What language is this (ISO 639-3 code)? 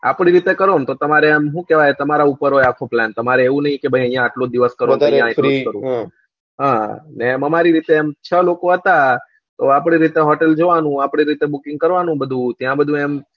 guj